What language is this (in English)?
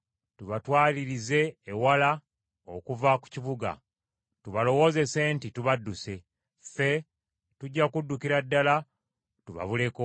Ganda